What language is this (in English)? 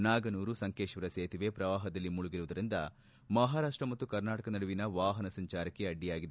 Kannada